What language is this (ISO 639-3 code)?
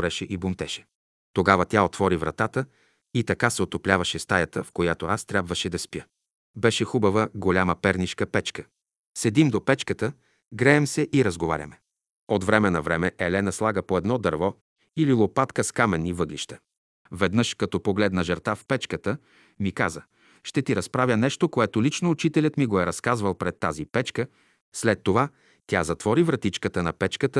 bul